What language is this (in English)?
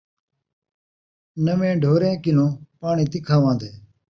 Saraiki